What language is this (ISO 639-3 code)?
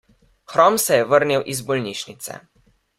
slv